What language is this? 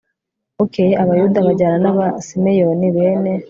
Kinyarwanda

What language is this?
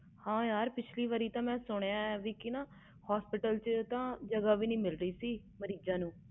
Punjabi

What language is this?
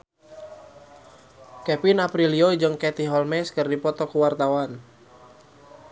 Sundanese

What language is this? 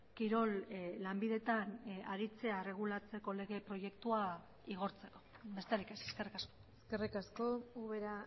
Basque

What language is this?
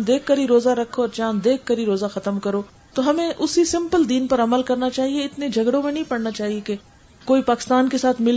Urdu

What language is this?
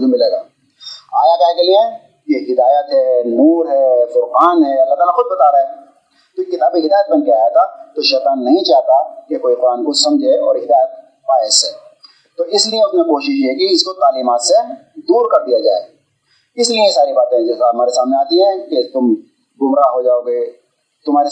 Urdu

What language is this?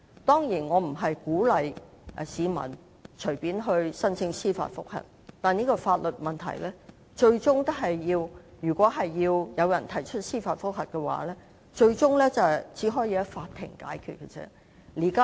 Cantonese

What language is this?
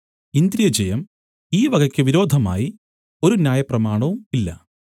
Malayalam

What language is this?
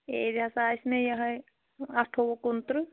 Kashmiri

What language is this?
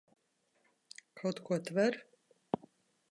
Latvian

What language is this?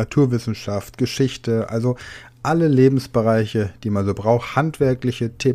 German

